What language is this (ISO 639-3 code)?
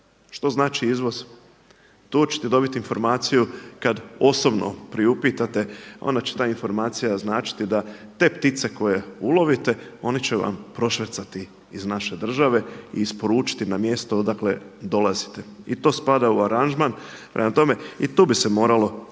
hrv